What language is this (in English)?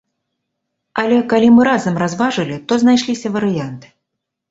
Belarusian